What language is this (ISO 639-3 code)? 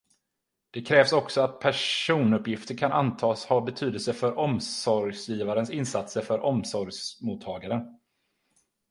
swe